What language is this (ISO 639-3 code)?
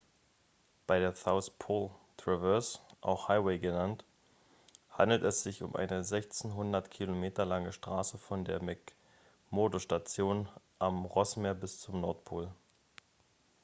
deu